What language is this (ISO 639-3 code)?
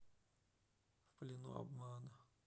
rus